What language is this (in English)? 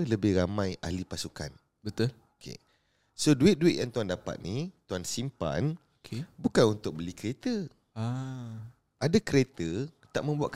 Malay